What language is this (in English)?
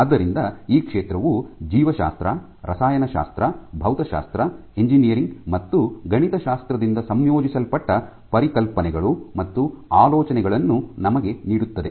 Kannada